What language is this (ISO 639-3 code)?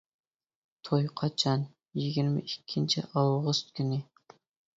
uig